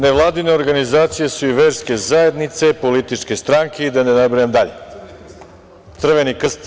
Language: Serbian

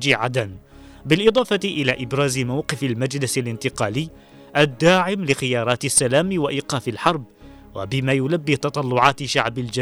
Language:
Arabic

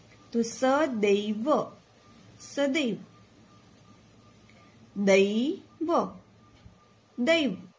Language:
Gujarati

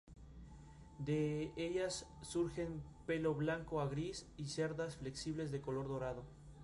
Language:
Spanish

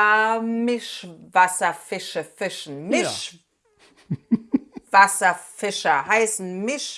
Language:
German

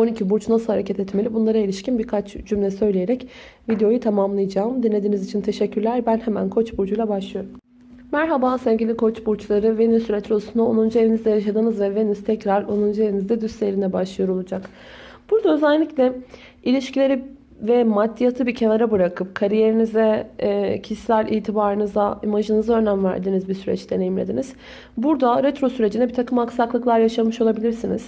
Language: Turkish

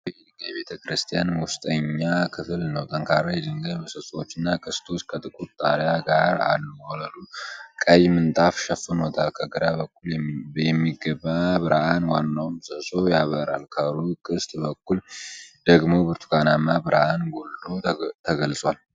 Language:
Amharic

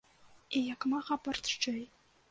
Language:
Belarusian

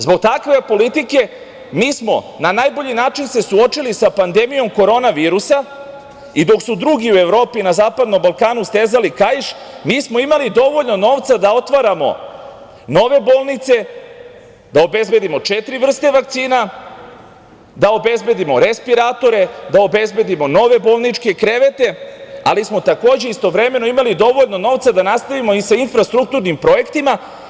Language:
Serbian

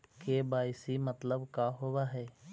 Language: Magahi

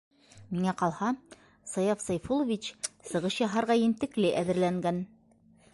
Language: Bashkir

